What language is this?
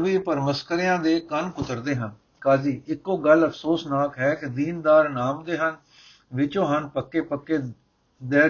Punjabi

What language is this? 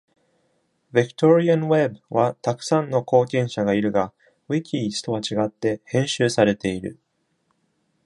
Japanese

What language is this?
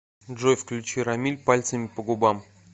Russian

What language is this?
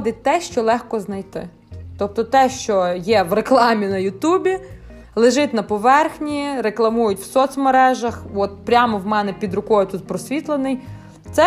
Ukrainian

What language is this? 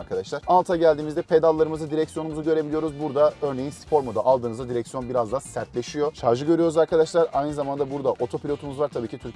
Turkish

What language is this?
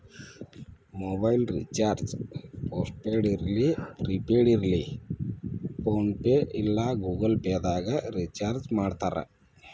Kannada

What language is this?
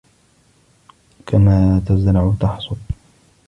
Arabic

